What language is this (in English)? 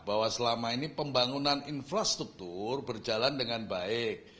Indonesian